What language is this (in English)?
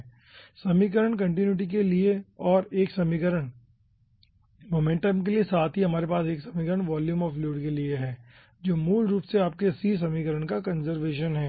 Hindi